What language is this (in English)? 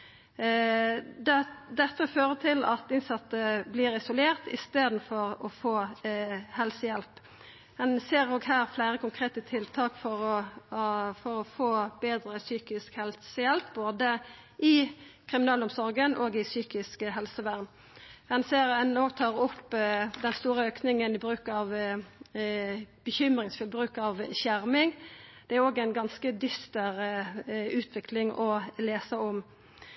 Norwegian Nynorsk